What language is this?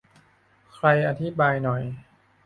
Thai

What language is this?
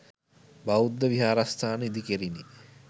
Sinhala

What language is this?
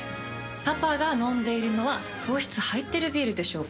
Japanese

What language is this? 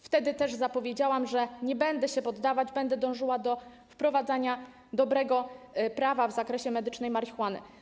Polish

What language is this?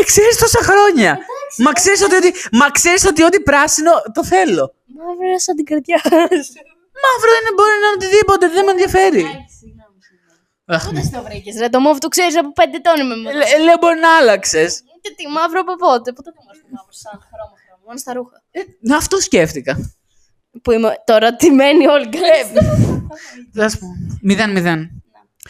Greek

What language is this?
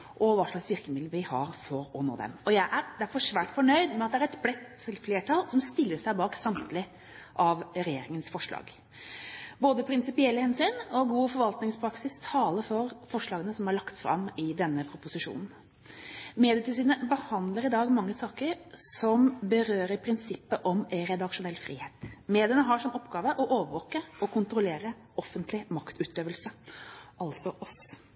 Norwegian Bokmål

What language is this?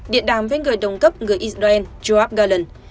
Vietnamese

